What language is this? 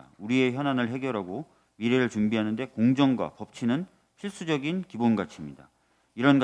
Korean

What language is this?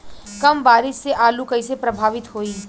Bhojpuri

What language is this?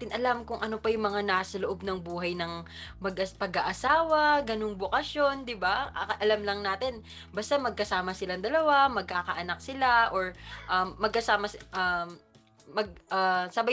Filipino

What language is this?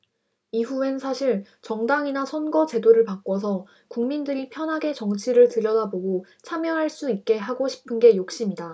Korean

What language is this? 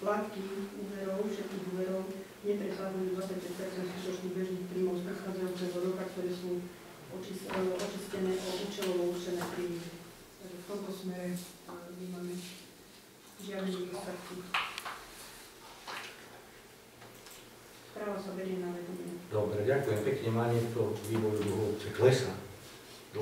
Slovak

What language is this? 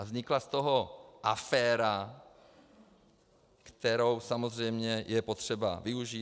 Czech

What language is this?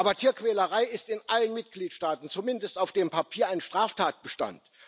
German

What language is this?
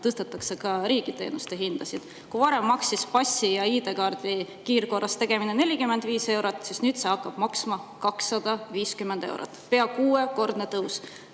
Estonian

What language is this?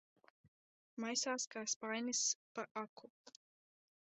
Latvian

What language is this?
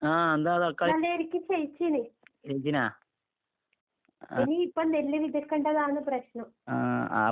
Malayalam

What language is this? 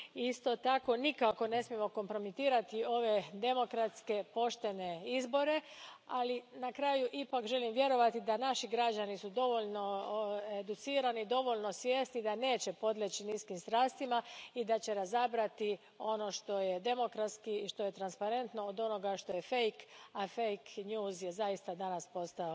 Croatian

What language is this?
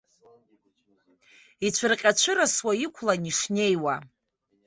Abkhazian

